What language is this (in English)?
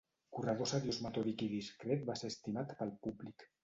Catalan